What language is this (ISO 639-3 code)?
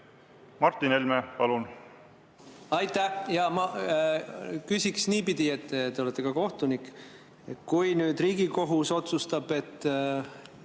est